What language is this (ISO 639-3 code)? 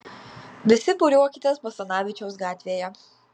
lit